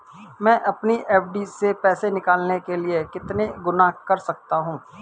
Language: Hindi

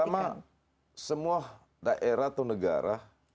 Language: Indonesian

